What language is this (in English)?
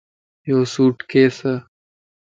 Lasi